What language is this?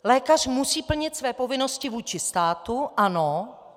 Czech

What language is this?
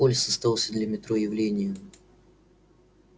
Russian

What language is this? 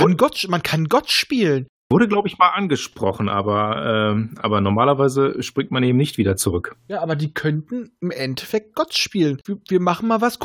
German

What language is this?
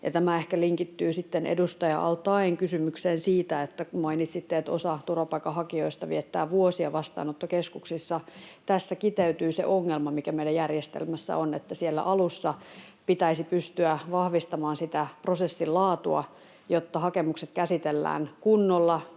Finnish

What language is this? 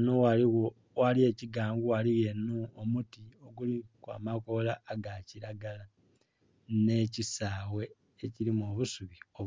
Soga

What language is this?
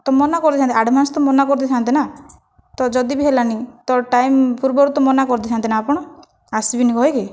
Odia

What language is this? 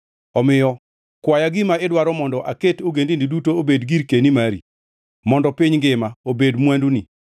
Luo (Kenya and Tanzania)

